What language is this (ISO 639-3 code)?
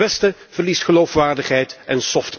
nld